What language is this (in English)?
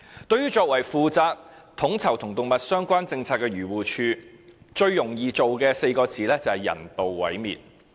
Cantonese